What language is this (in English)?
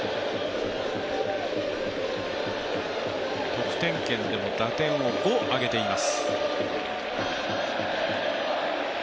Japanese